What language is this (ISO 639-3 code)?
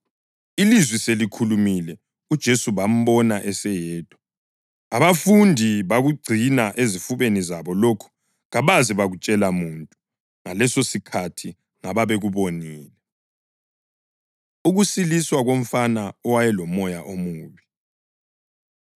nde